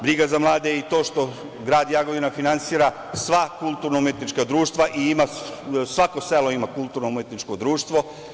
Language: Serbian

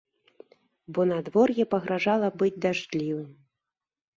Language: Belarusian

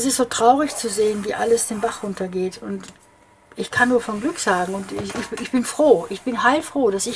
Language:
German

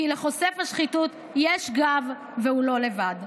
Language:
Hebrew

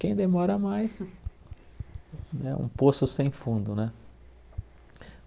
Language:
Portuguese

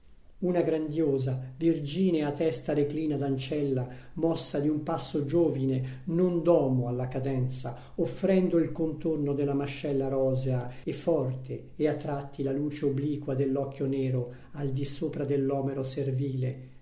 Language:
Italian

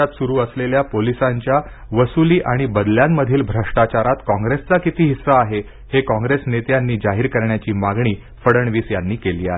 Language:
Marathi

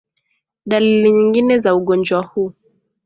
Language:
Swahili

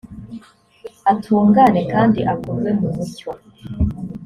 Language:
Kinyarwanda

